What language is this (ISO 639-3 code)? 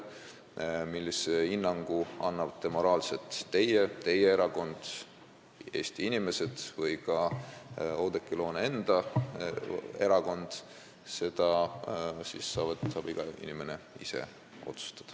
est